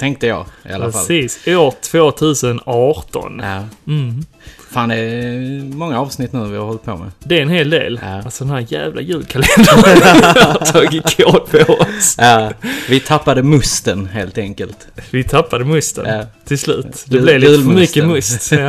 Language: Swedish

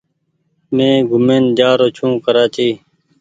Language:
Goaria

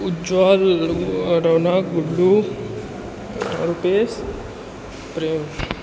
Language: Maithili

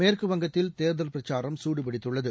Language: Tamil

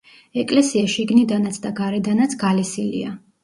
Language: Georgian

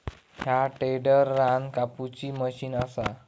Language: Marathi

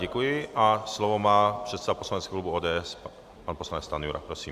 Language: Czech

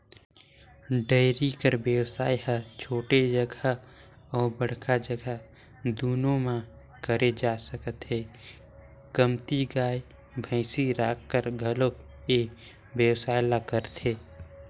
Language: Chhattisgarhi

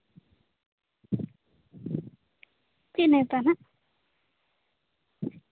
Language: Santali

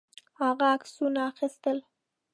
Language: Pashto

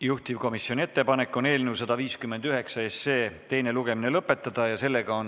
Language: Estonian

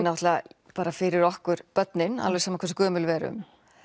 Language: Icelandic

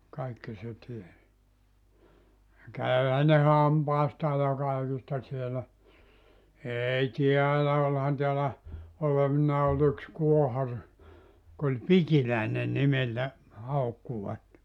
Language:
Finnish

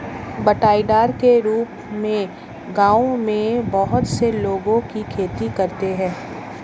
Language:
Hindi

